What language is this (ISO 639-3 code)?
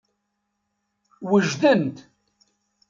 kab